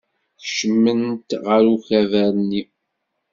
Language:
Kabyle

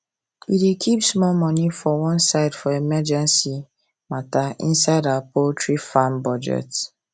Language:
Nigerian Pidgin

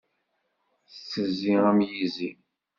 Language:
Kabyle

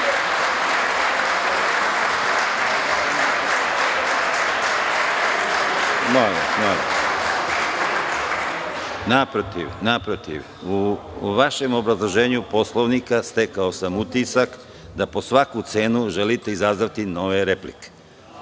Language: Serbian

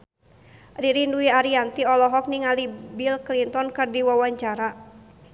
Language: Sundanese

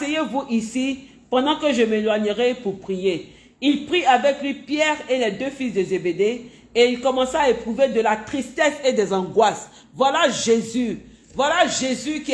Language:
French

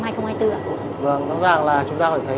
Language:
Vietnamese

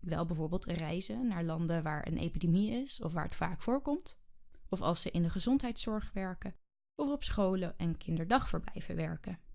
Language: Dutch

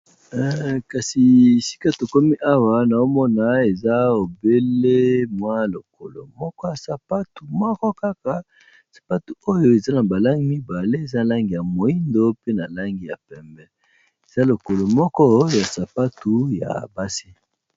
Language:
Lingala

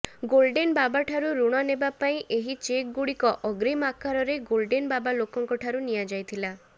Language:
Odia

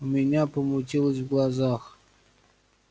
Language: Russian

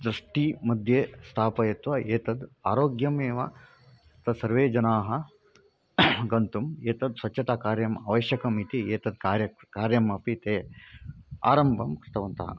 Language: Sanskrit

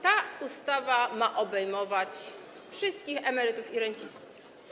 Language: Polish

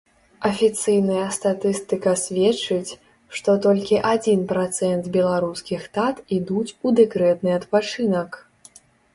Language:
Belarusian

